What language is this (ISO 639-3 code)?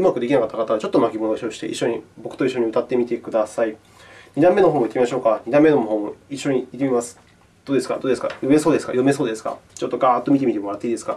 jpn